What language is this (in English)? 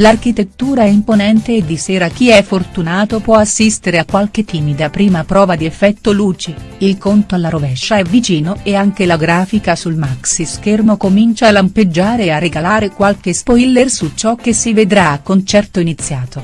Italian